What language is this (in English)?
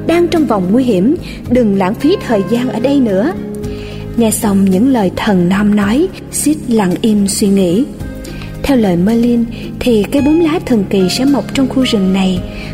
Vietnamese